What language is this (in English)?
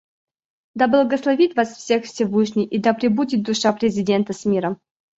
Russian